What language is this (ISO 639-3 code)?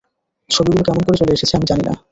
ben